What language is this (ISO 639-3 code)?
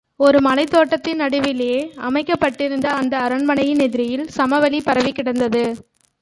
tam